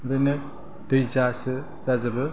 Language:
Bodo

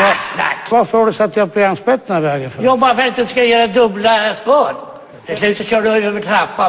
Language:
Swedish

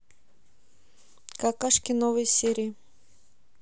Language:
Russian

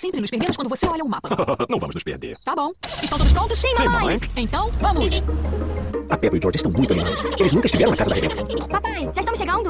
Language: Portuguese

